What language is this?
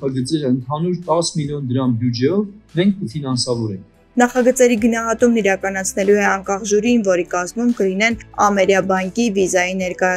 Turkish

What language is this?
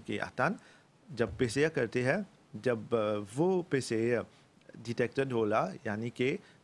French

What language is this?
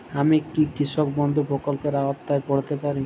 Bangla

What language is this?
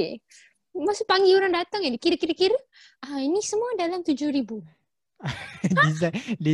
Malay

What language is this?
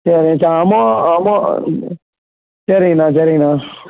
Tamil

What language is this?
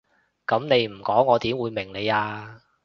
Cantonese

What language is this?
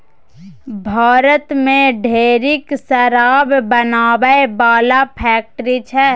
Maithili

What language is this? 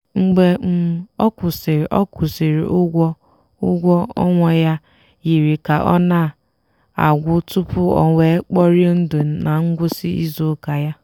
Igbo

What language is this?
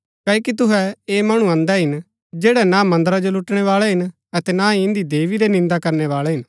Gaddi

